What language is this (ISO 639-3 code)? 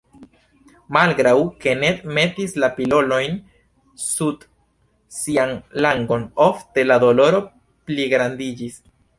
epo